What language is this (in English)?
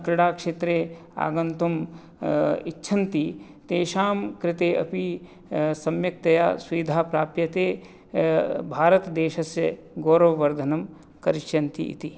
Sanskrit